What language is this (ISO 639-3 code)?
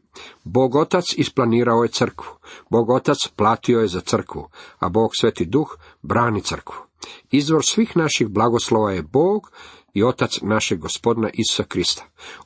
hrv